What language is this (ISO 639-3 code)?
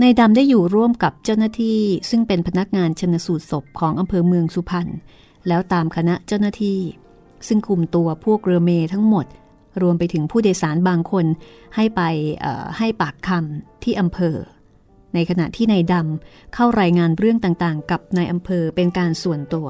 tha